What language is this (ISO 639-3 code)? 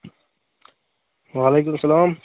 kas